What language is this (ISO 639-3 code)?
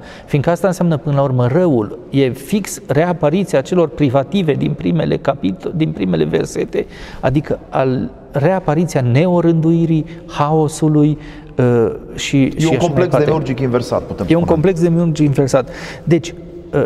ron